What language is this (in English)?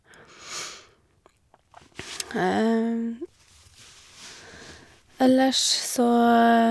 Norwegian